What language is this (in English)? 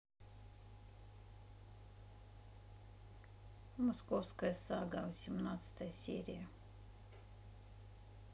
Russian